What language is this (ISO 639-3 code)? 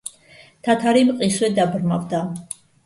kat